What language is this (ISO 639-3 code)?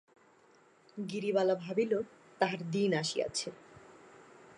ben